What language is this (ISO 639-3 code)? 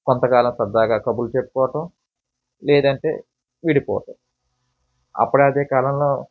tel